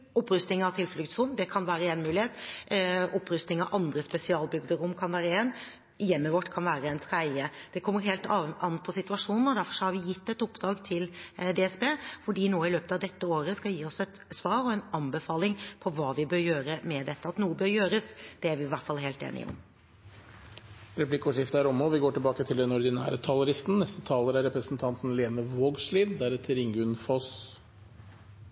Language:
Norwegian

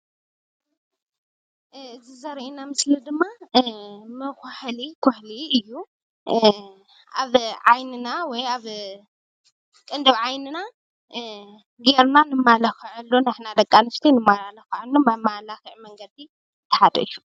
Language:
Tigrinya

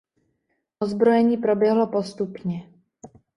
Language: Czech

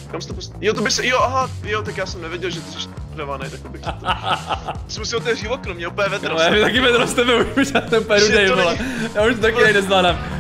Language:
Czech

